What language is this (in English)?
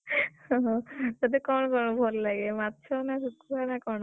Odia